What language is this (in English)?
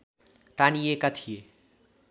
Nepali